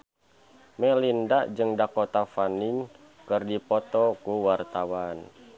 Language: Sundanese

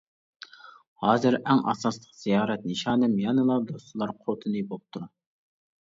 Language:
Uyghur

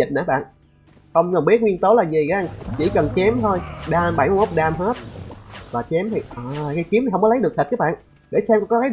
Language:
Vietnamese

